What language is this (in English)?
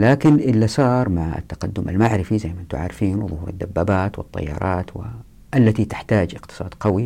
Arabic